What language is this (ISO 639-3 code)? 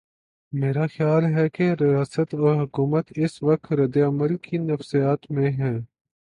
urd